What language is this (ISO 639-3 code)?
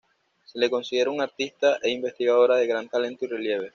spa